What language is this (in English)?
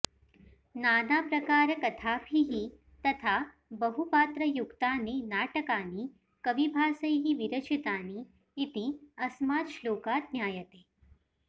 Sanskrit